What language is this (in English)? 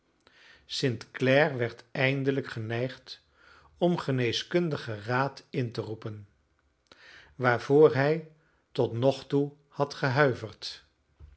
Dutch